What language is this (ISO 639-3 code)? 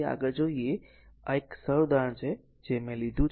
guj